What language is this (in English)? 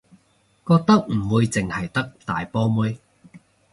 Cantonese